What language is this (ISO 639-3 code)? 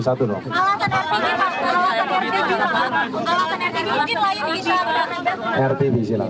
ind